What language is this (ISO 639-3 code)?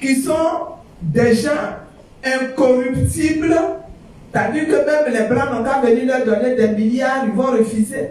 fra